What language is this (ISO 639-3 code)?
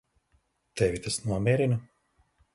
lav